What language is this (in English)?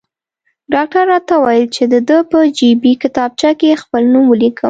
Pashto